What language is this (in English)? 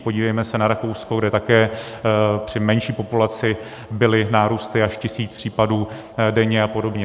Czech